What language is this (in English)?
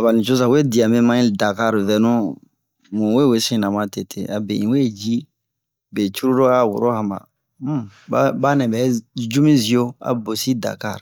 Bomu